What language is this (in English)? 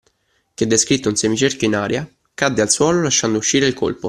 Italian